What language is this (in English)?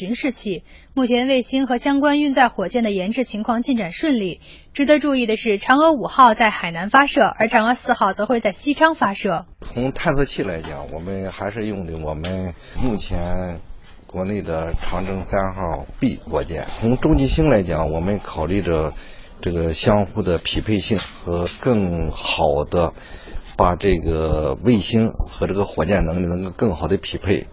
Chinese